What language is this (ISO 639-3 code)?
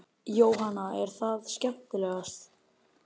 isl